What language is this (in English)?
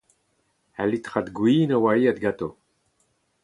Breton